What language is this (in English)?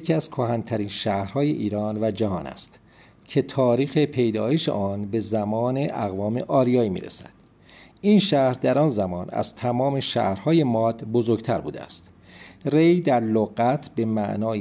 Persian